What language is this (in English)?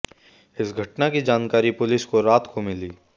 Hindi